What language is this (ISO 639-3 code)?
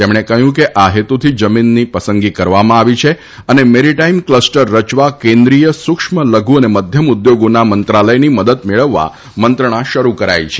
guj